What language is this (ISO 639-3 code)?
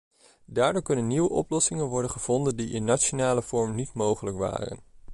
nld